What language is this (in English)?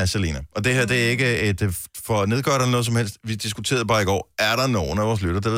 Danish